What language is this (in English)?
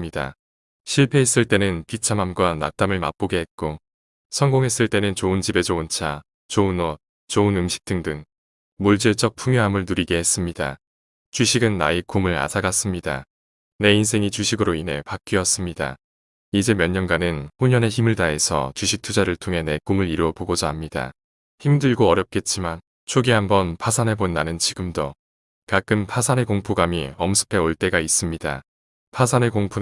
Korean